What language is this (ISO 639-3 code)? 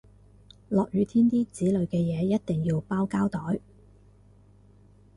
yue